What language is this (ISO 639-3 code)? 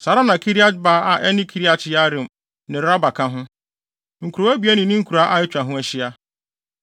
aka